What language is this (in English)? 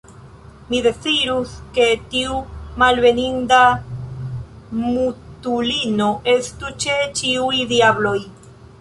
Esperanto